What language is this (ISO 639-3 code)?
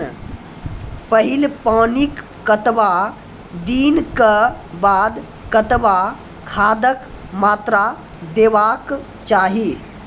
mai